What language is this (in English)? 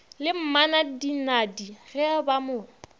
Northern Sotho